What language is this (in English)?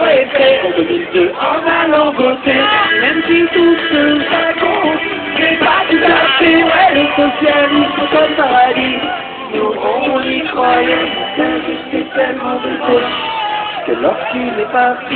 Bulgarian